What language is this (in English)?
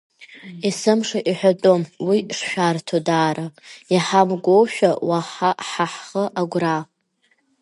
Abkhazian